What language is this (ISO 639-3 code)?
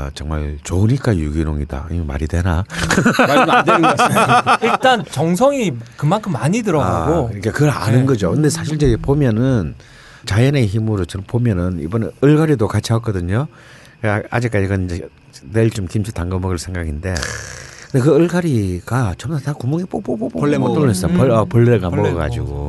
kor